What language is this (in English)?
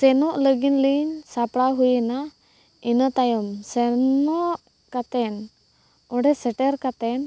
Santali